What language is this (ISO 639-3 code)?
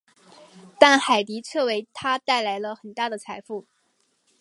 zho